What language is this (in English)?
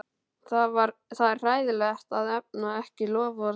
Icelandic